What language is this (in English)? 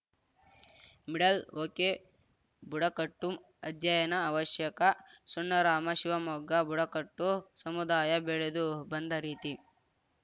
Kannada